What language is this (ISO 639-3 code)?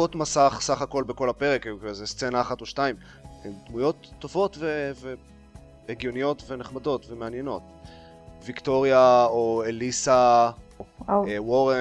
heb